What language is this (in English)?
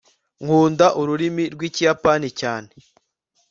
Kinyarwanda